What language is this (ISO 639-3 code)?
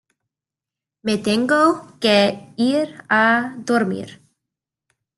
spa